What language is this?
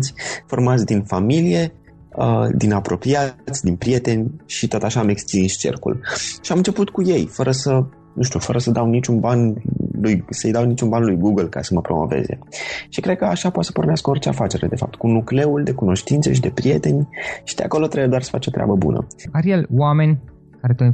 Romanian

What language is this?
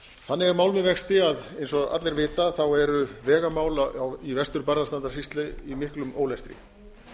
Icelandic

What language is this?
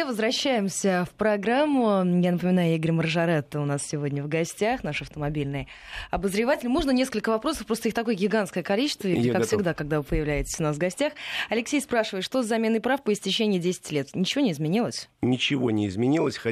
Russian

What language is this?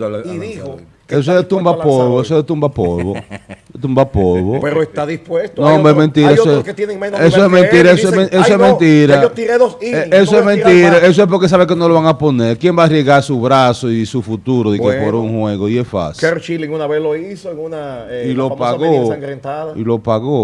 Spanish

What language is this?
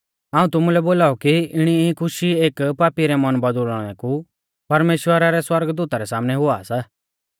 Mahasu Pahari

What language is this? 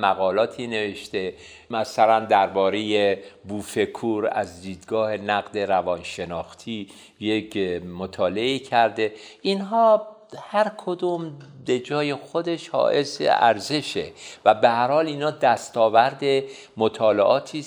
Persian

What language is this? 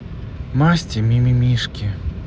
Russian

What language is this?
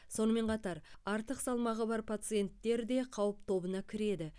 Kazakh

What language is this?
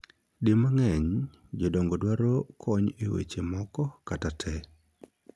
Luo (Kenya and Tanzania)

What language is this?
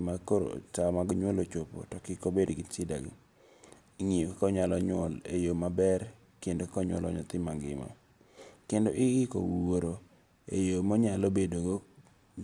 Luo (Kenya and Tanzania)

